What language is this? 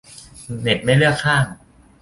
Thai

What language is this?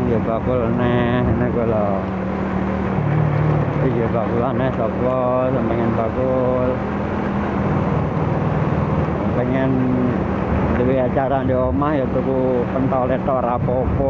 Indonesian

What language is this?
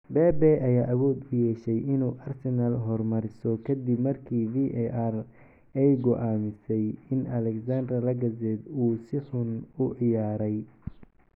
Somali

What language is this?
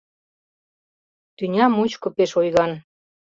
Mari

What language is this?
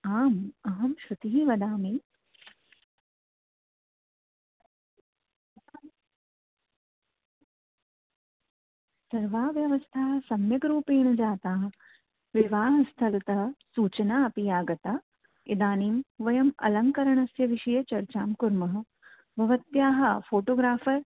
Sanskrit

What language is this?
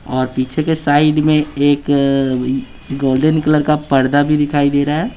Hindi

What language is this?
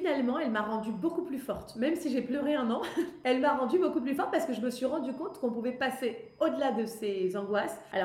French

